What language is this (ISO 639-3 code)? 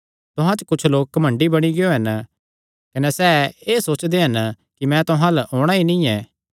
xnr